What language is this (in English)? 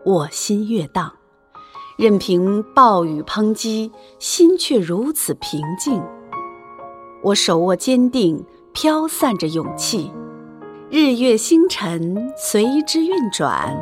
Chinese